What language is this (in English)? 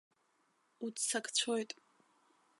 Abkhazian